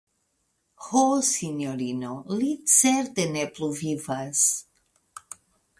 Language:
Esperanto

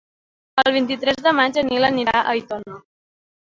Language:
Catalan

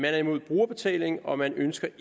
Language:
Danish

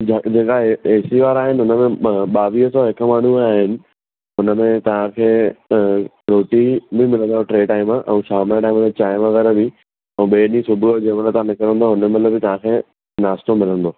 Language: Sindhi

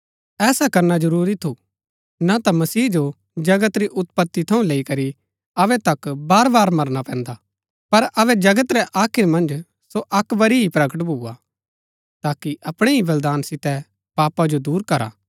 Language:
Gaddi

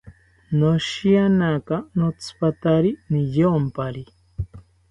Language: South Ucayali Ashéninka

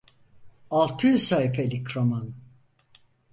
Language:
Turkish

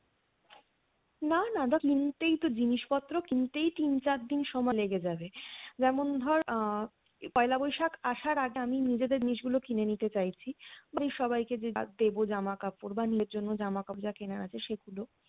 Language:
Bangla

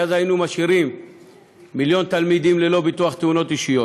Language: Hebrew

